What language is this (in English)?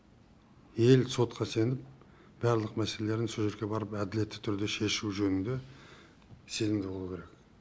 Kazakh